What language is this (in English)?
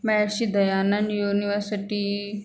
Sindhi